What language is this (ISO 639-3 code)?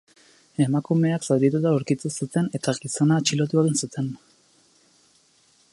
eus